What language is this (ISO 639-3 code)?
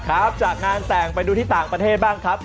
tha